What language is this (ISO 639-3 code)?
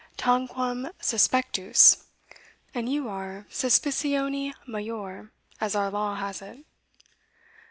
eng